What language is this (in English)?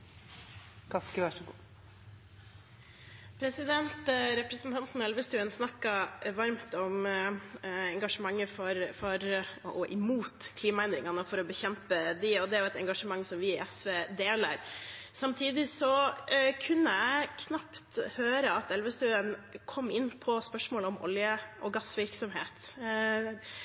Norwegian Bokmål